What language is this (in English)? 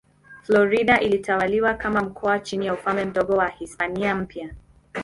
Swahili